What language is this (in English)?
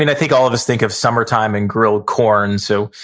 English